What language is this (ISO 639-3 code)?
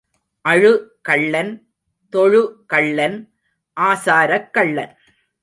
tam